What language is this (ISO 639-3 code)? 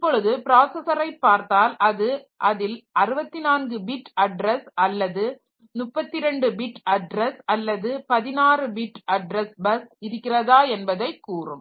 tam